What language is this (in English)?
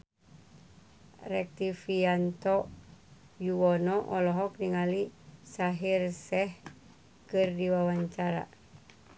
Sundanese